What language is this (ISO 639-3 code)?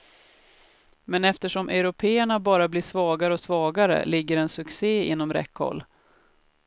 swe